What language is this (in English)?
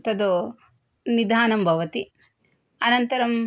Sanskrit